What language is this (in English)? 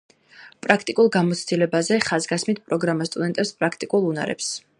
Georgian